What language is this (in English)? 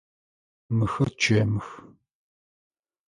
Adyghe